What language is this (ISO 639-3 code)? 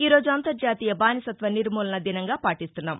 tel